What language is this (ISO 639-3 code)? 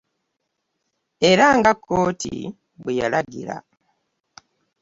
lug